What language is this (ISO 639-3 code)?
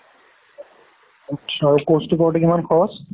asm